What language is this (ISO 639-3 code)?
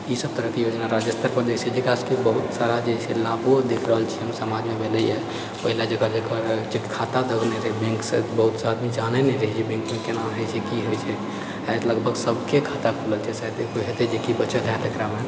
mai